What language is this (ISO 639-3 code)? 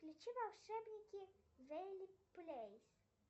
rus